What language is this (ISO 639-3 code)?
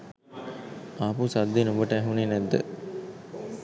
sin